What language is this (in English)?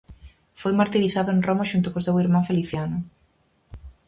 Galician